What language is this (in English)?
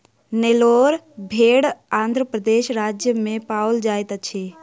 Maithili